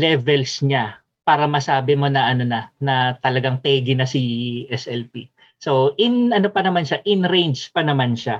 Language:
Filipino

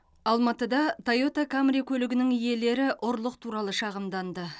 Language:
Kazakh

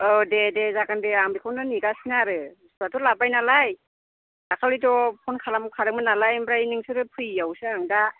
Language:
Bodo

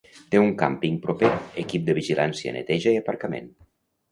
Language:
Catalan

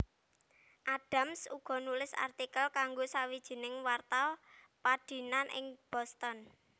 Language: Javanese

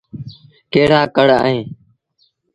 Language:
Sindhi Bhil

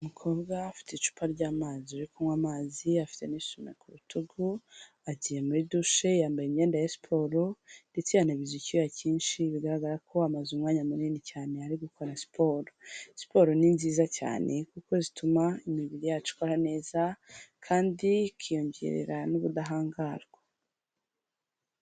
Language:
Kinyarwanda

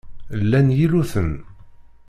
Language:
Kabyle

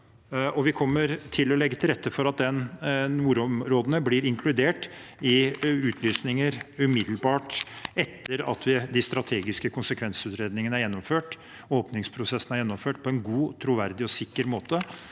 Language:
Norwegian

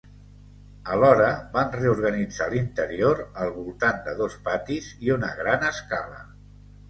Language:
Catalan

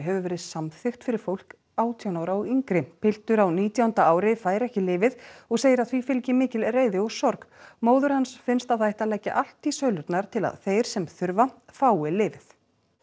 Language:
Icelandic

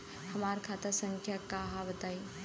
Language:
Bhojpuri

